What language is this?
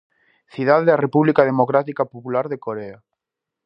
Galician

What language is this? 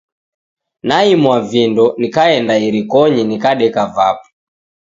Taita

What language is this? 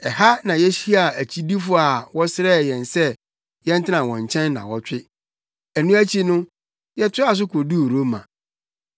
Akan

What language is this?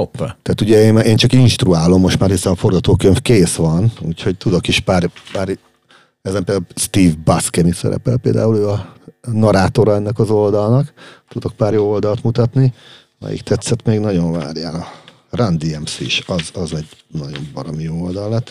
Hungarian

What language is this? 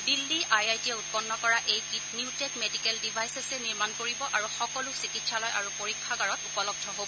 Assamese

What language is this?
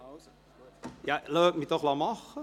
Swiss German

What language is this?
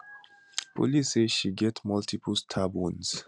Nigerian Pidgin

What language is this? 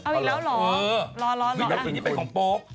Thai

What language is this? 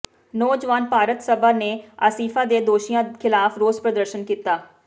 Punjabi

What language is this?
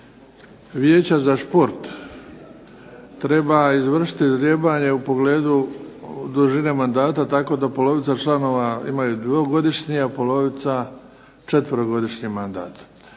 Croatian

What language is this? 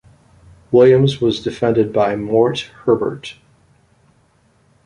English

